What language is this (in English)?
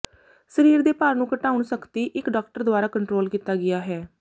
Punjabi